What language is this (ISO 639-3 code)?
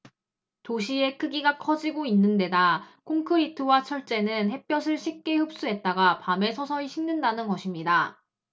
kor